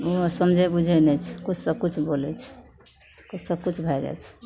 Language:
Maithili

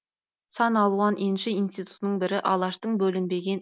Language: Kazakh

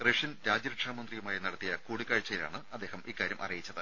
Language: Malayalam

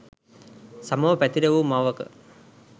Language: Sinhala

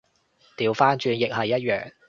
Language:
Cantonese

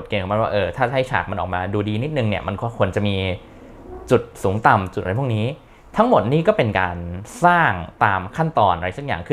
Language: Thai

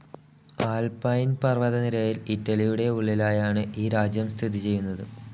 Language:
Malayalam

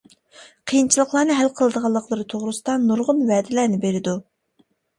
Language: Uyghur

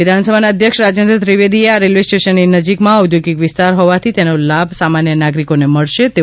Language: Gujarati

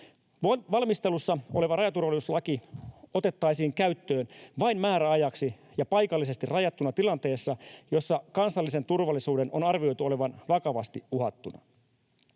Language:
Finnish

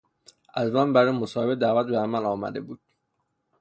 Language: Persian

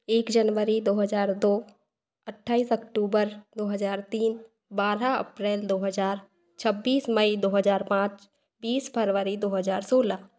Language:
Hindi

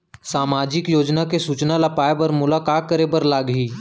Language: Chhattisgarhi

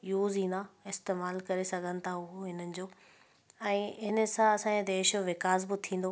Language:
Sindhi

